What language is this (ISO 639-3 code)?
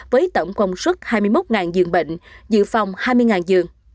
vie